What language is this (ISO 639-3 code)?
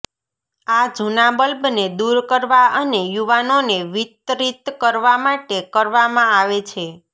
guj